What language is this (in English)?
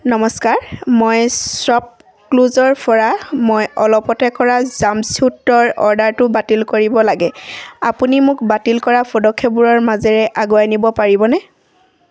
Assamese